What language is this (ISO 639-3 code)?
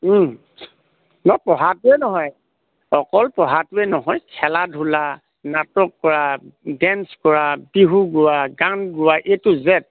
asm